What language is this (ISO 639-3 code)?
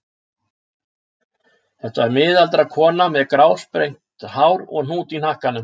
isl